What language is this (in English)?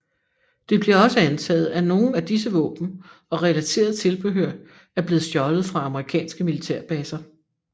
Danish